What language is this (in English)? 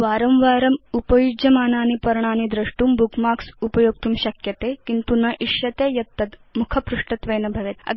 Sanskrit